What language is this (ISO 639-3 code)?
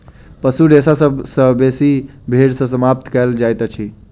mai